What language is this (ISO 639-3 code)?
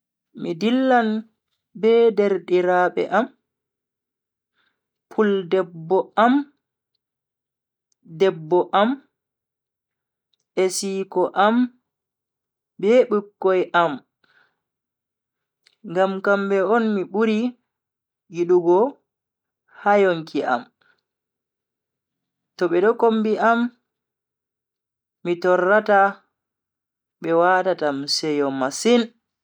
fui